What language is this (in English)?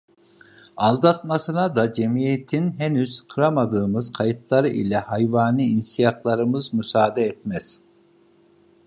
Turkish